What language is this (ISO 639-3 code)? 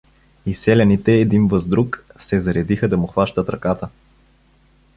bul